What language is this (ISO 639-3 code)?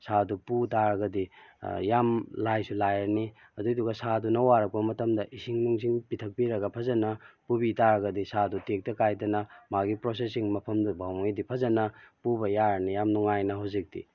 mni